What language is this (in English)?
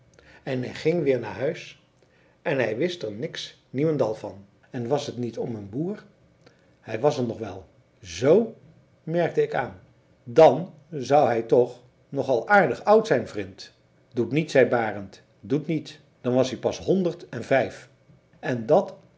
Dutch